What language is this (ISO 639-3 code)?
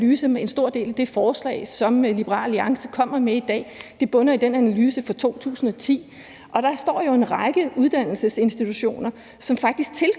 dan